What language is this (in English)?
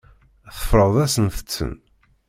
Kabyle